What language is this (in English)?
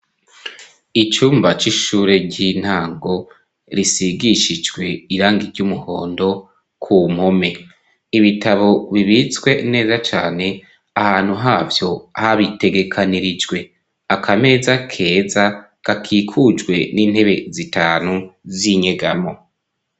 Rundi